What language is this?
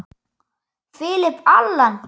Icelandic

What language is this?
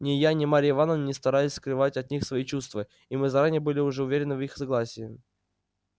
Russian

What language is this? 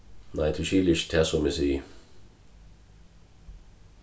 Faroese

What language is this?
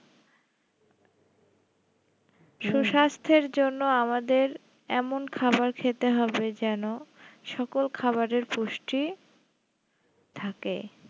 Bangla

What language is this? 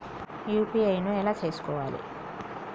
Telugu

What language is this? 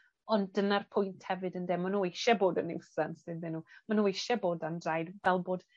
Welsh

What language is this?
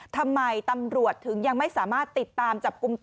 Thai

